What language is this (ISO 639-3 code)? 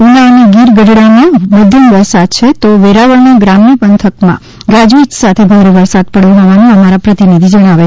guj